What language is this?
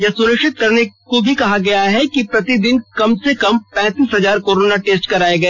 Hindi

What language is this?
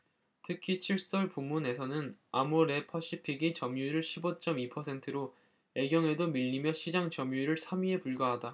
Korean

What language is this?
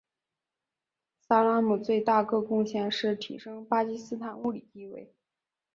Chinese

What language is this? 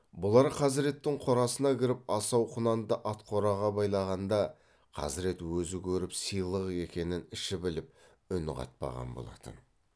Kazakh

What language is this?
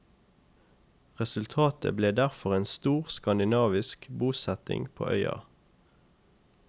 Norwegian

